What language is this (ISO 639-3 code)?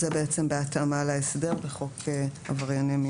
heb